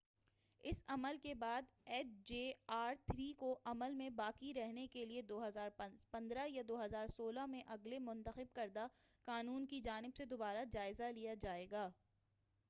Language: Urdu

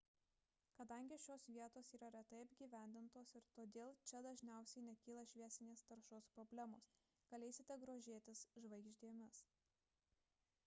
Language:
Lithuanian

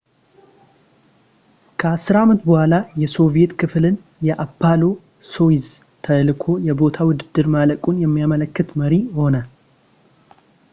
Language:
Amharic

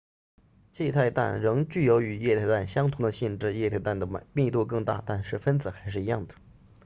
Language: Chinese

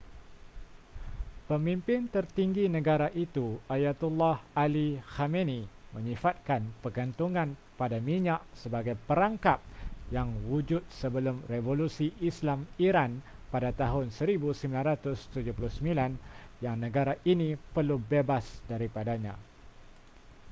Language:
Malay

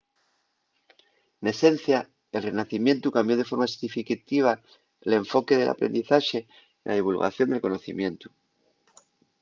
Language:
Asturian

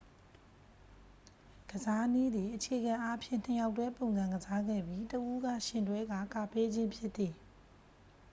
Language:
Burmese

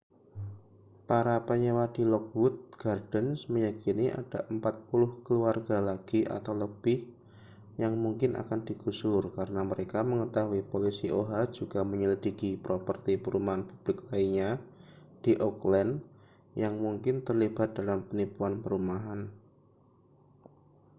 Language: Indonesian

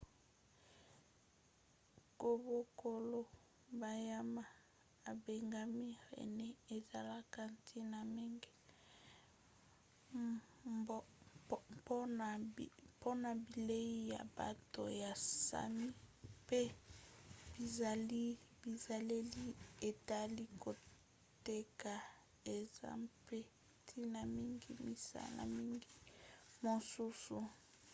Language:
Lingala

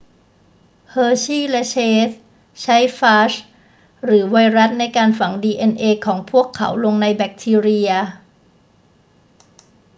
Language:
Thai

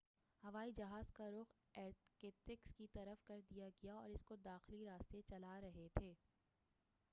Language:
Urdu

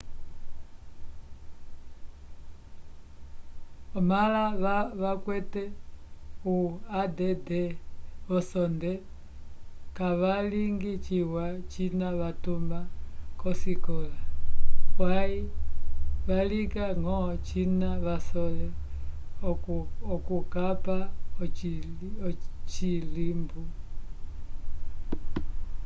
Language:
Umbundu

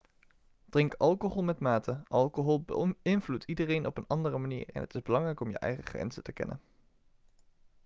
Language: Dutch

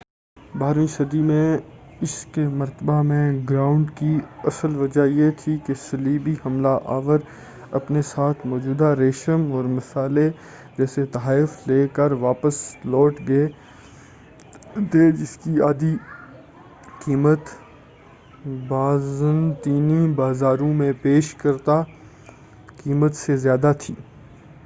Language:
Urdu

